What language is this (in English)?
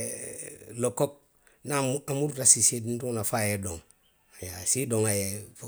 Western Maninkakan